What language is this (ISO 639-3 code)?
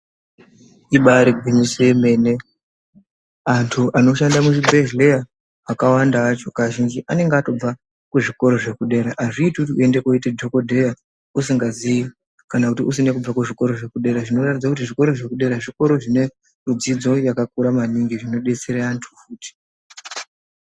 ndc